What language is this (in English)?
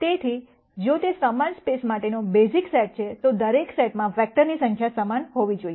Gujarati